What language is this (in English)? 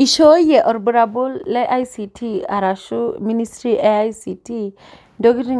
Masai